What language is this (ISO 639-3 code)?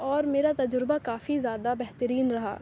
urd